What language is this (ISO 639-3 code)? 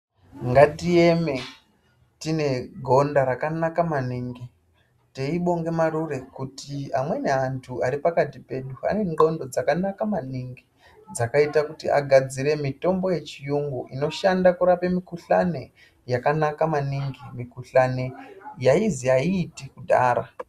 ndc